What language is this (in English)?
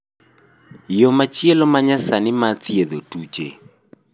Luo (Kenya and Tanzania)